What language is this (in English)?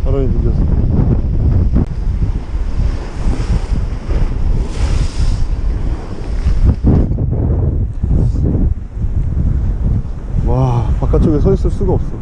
Korean